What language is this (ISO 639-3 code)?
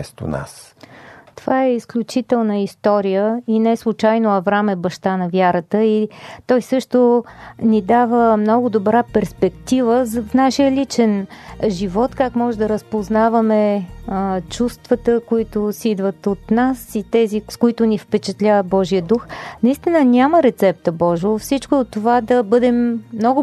bul